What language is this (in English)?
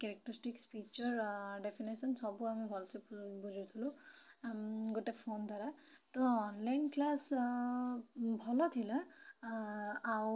Odia